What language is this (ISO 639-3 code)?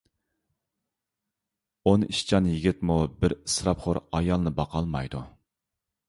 uig